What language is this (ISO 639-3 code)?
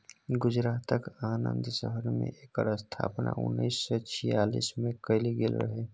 mai